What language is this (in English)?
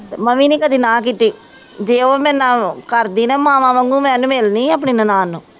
Punjabi